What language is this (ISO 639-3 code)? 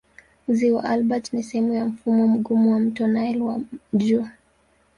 swa